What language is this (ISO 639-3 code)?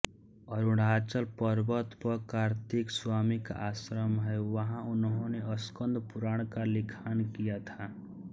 hin